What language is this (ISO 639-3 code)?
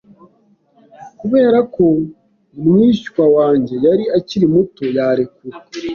kin